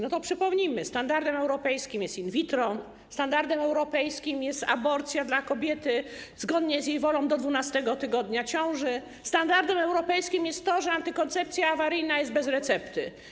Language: Polish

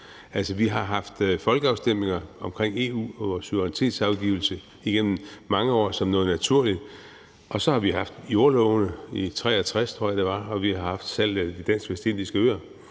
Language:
Danish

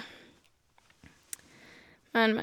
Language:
Norwegian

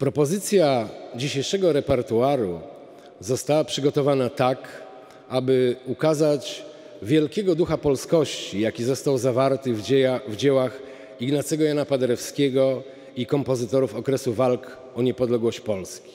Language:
Polish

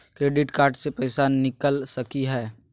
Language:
Magahi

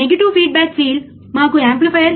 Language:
Telugu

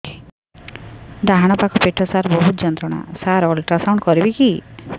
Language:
Odia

